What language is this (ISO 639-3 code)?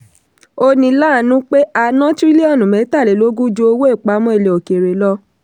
yor